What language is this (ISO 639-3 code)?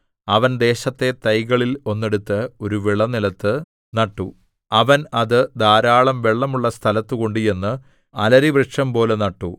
mal